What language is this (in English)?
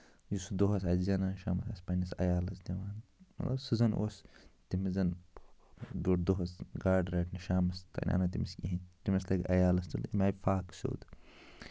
Kashmiri